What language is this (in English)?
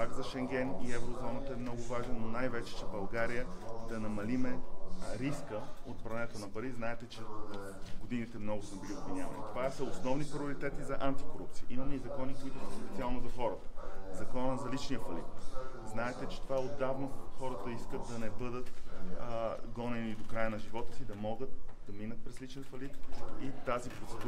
Bulgarian